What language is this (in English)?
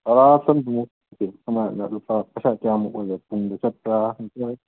Manipuri